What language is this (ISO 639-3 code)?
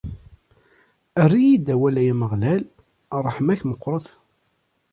kab